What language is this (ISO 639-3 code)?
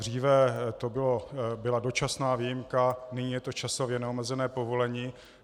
ces